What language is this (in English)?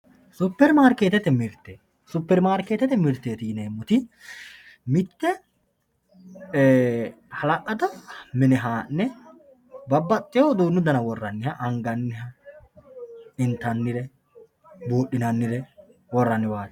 Sidamo